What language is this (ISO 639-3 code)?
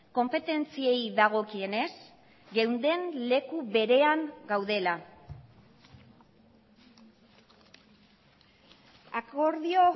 eus